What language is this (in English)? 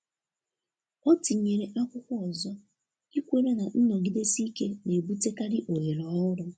Igbo